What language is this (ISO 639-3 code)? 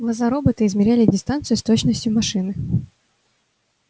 rus